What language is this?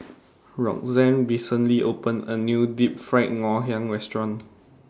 English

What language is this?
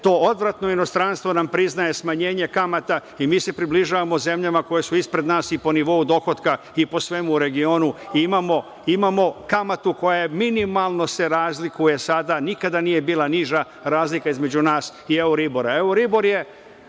Serbian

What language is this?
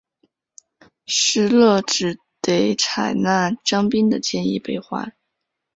Chinese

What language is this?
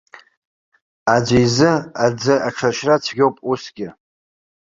Abkhazian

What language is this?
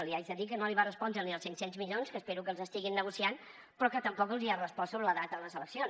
Catalan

